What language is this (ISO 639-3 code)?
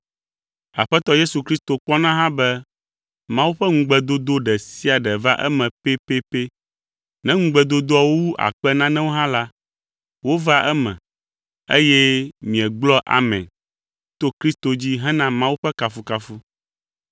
ewe